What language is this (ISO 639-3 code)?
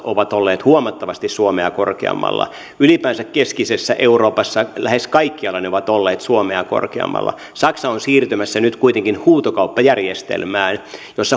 fin